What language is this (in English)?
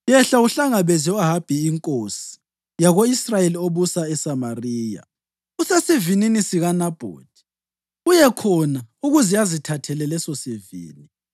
North Ndebele